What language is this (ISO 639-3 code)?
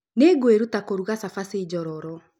kik